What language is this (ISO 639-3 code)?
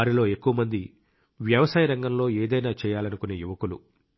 tel